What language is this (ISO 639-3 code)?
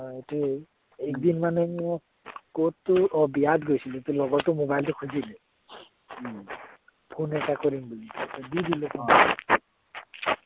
asm